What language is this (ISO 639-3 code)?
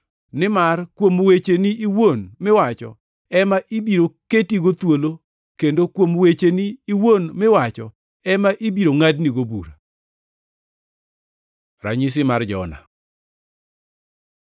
luo